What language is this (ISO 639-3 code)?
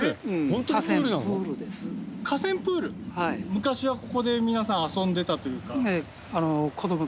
jpn